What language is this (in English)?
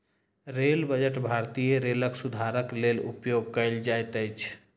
Maithili